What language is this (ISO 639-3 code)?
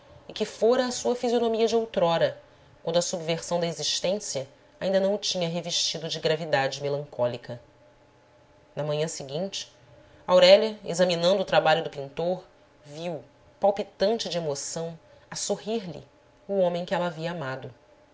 por